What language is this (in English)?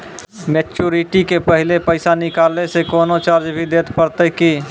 Maithili